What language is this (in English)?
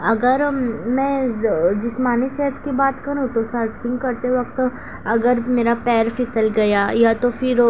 Urdu